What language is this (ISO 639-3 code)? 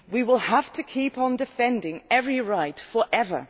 eng